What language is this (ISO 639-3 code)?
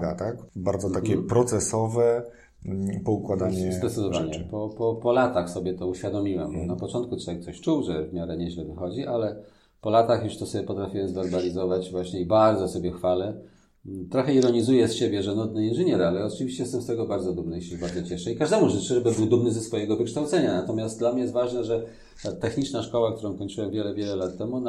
pol